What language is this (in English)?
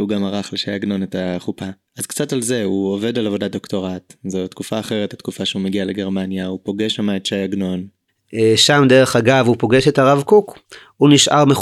Hebrew